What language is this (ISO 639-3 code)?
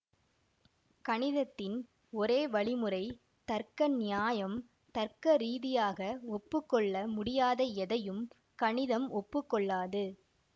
tam